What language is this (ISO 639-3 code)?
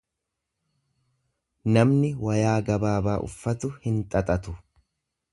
orm